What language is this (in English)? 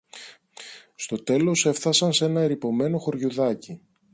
Greek